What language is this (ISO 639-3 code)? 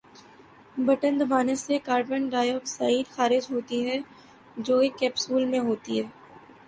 urd